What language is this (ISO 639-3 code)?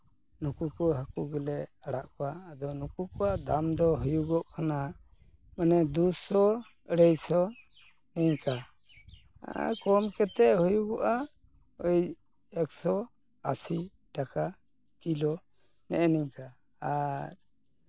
sat